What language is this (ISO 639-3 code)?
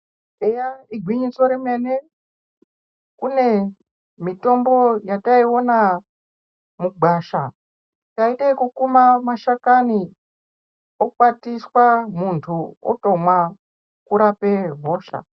ndc